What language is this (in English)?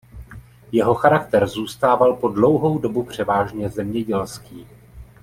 Czech